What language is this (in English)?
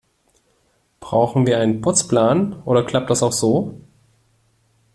German